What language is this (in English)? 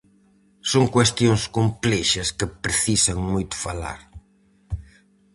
Galician